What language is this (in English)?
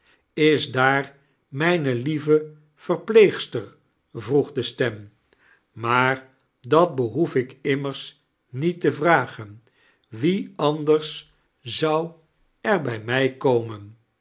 Dutch